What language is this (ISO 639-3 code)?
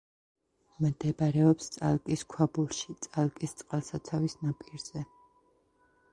kat